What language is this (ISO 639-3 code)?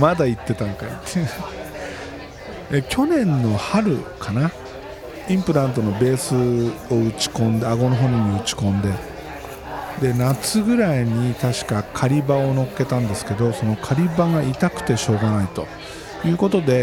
jpn